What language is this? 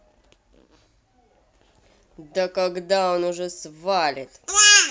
Russian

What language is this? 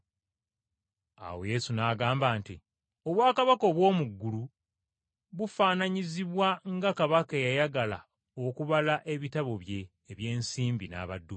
Ganda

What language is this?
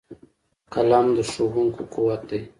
Pashto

